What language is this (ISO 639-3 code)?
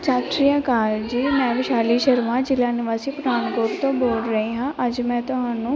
pan